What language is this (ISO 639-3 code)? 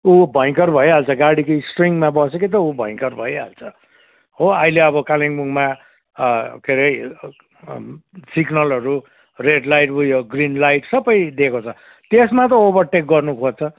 nep